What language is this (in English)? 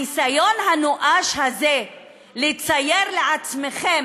Hebrew